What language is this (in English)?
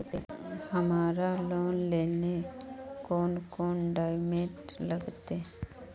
Magahi